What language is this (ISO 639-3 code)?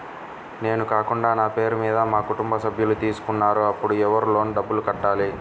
tel